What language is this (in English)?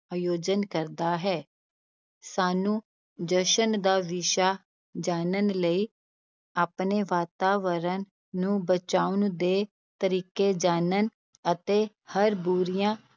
Punjabi